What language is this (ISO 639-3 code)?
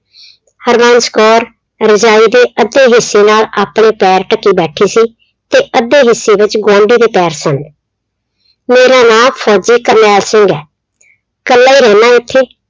pan